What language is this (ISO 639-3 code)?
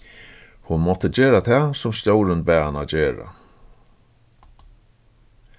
fao